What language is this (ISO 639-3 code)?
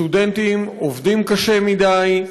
heb